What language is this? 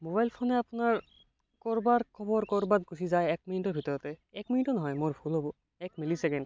Assamese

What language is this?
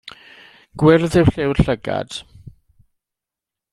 Welsh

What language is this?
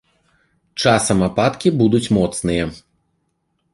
Belarusian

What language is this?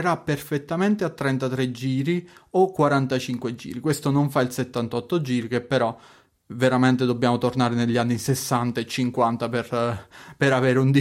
Italian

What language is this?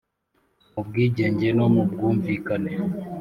Kinyarwanda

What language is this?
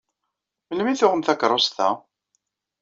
Kabyle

